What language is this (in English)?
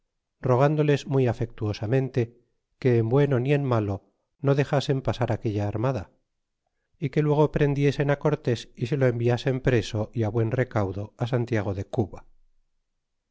Spanish